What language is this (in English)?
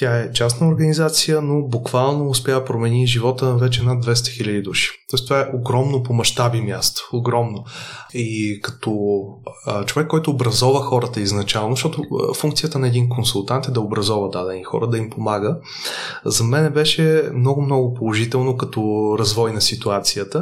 Bulgarian